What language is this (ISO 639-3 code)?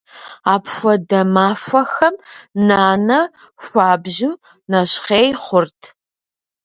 kbd